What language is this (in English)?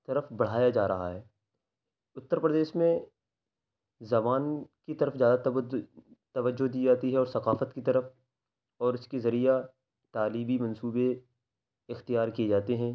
Urdu